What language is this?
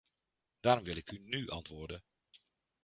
Dutch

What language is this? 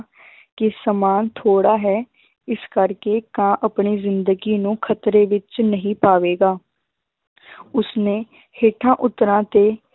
Punjabi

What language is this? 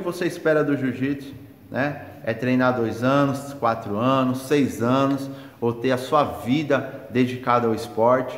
Portuguese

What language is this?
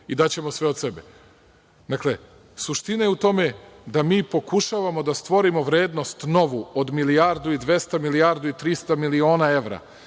Serbian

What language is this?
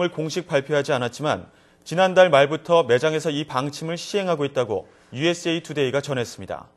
Korean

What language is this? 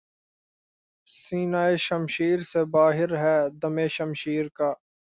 Urdu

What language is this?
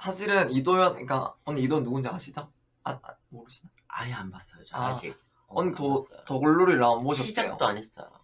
Korean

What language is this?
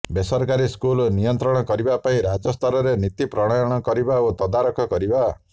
Odia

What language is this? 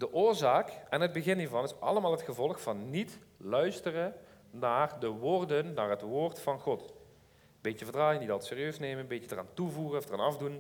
Dutch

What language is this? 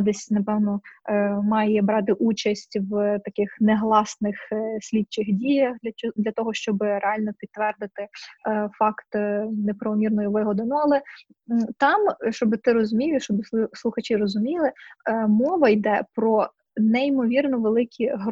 Ukrainian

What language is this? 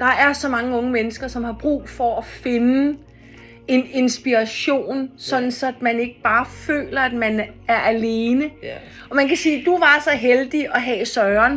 Danish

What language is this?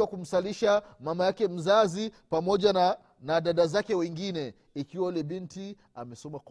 Swahili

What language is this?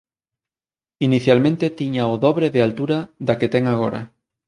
Galician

